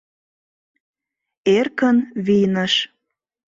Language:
Mari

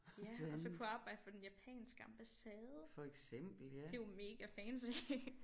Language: Danish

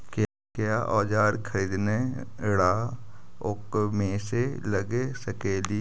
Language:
Magahi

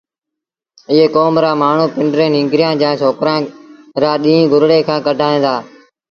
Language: Sindhi Bhil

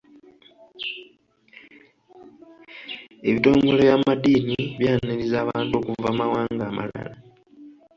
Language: Ganda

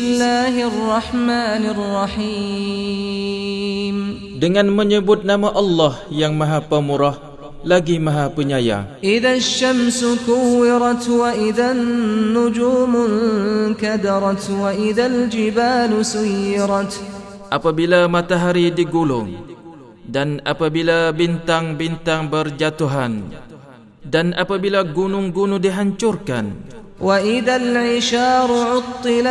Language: Malay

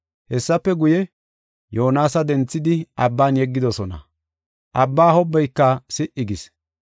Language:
Gofa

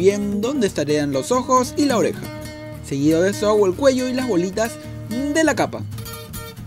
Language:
Spanish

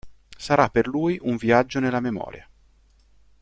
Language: Italian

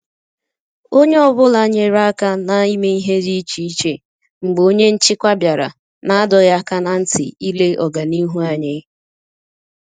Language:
Igbo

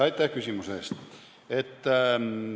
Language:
Estonian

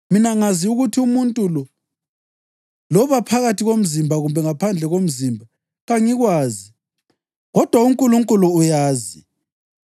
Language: North Ndebele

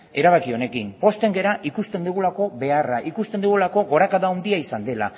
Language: Basque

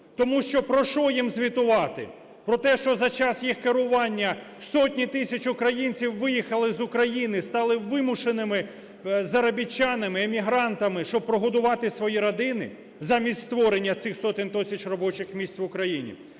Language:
Ukrainian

